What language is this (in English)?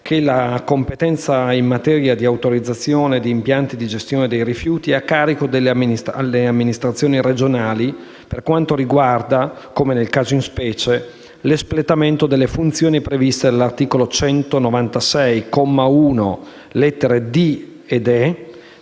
Italian